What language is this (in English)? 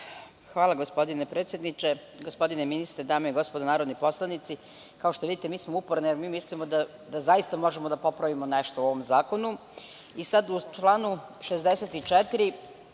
Serbian